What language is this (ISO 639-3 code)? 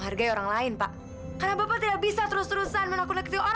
ind